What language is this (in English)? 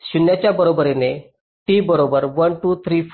Marathi